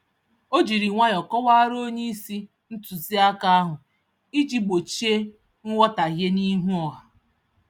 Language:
Igbo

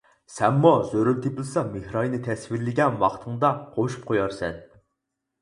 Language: Uyghur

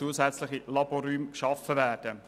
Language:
Swiss German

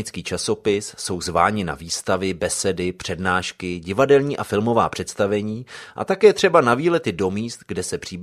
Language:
Czech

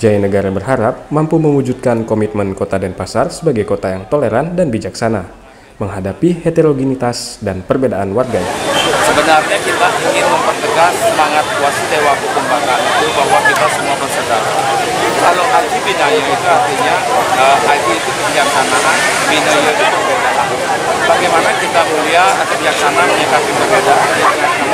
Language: Indonesian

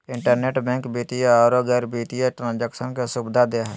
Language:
Magahi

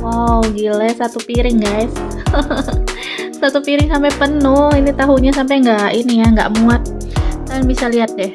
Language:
Indonesian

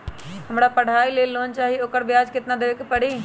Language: Magahi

